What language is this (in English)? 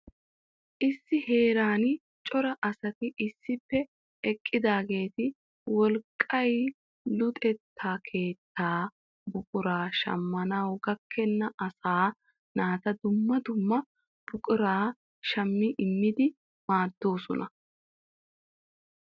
Wolaytta